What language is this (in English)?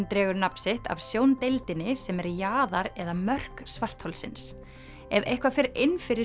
Icelandic